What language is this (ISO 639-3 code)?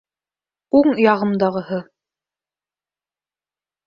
bak